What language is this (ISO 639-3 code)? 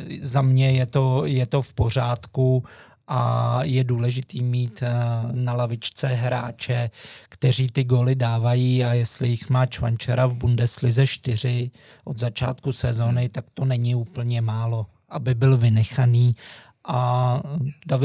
ces